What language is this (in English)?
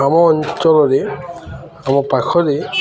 Odia